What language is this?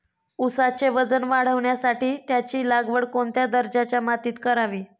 Marathi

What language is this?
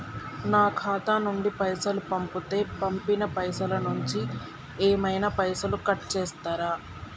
Telugu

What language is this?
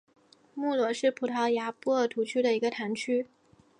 Chinese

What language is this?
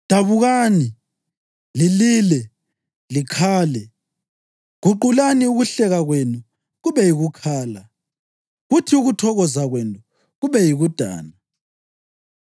North Ndebele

